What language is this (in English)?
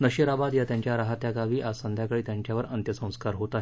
Marathi